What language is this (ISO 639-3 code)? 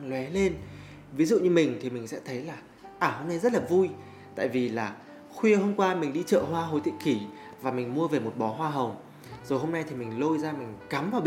vie